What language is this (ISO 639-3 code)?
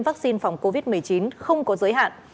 vie